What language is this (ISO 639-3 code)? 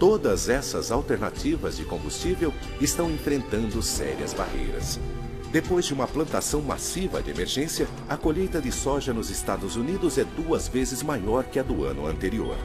por